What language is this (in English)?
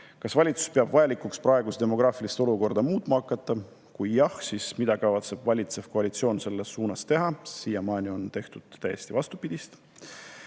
Estonian